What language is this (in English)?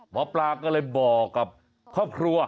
Thai